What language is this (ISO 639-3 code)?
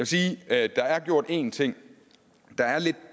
dan